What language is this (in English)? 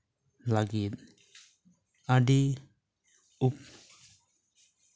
Santali